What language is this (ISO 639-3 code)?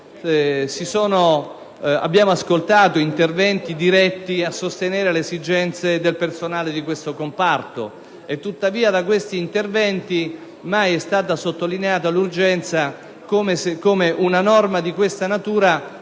ita